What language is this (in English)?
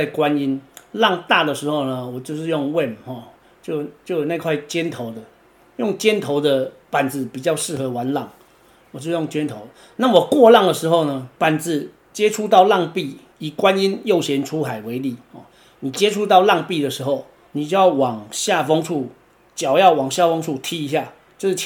Chinese